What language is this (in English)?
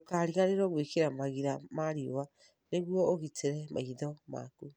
Kikuyu